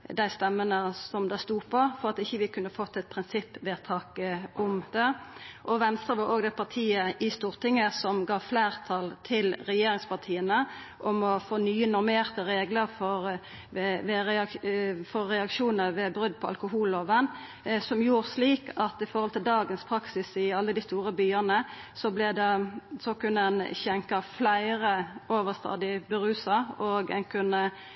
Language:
Norwegian Nynorsk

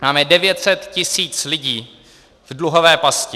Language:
Czech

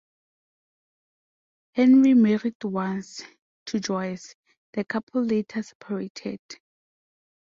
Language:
English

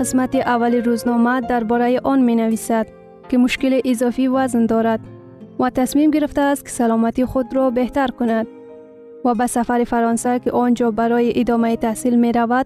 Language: Persian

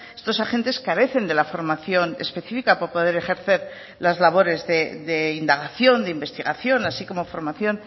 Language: Spanish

